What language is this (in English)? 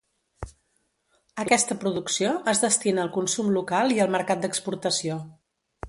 Catalan